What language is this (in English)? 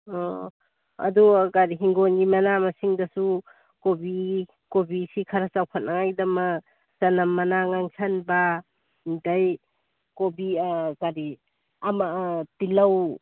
Manipuri